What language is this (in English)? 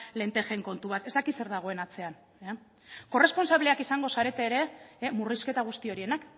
Basque